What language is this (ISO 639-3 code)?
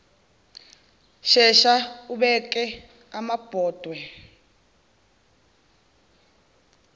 zul